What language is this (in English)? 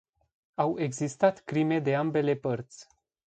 Romanian